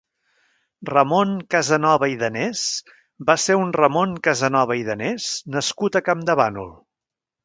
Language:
Catalan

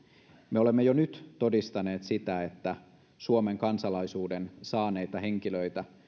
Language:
Finnish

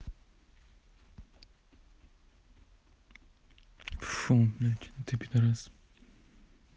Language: Russian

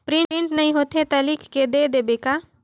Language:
Chhattisgarhi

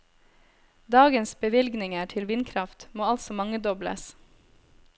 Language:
Norwegian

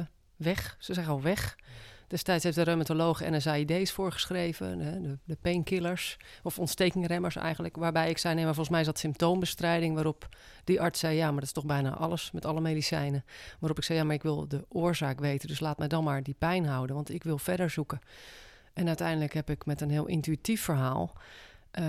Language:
Dutch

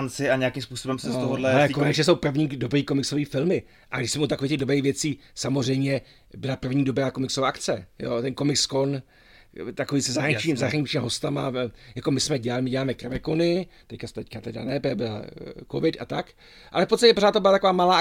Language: Czech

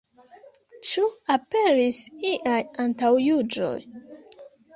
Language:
Esperanto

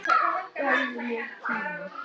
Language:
Icelandic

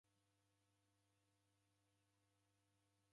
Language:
Taita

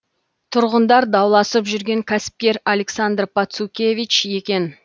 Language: Kazakh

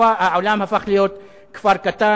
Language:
Hebrew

